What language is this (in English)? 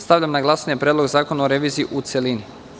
Serbian